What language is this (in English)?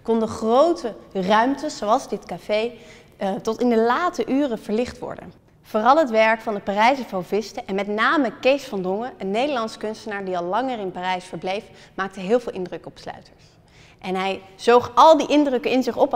Dutch